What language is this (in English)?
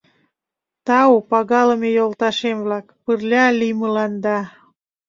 Mari